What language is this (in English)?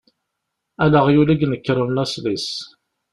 Kabyle